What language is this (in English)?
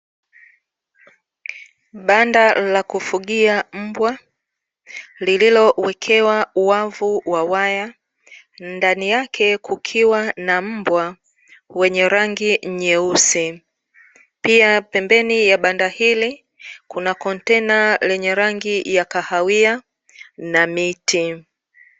Swahili